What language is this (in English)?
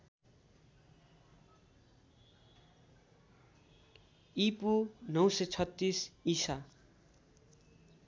Nepali